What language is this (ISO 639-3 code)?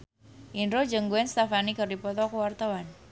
sun